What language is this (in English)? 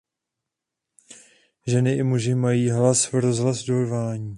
Czech